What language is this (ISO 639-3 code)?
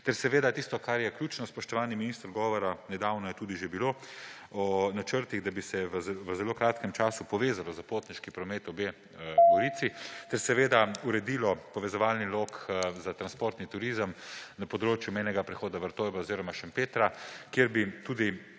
slv